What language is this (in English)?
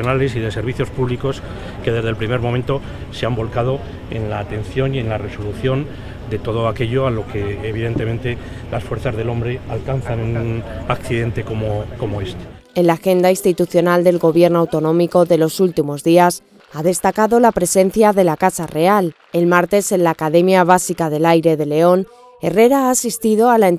Spanish